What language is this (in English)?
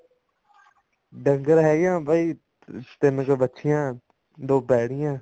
Punjabi